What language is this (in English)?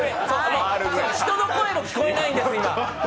Japanese